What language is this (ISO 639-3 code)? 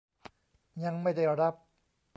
tha